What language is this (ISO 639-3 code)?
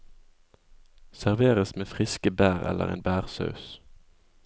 nor